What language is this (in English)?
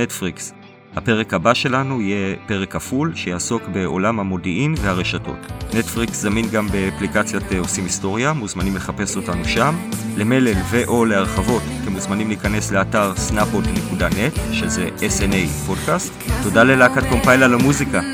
Hebrew